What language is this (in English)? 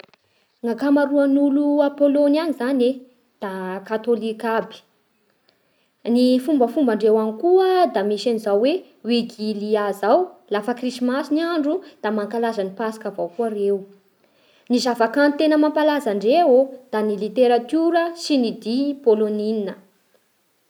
Bara Malagasy